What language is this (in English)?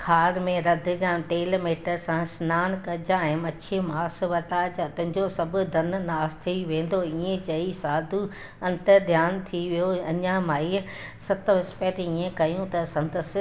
Sindhi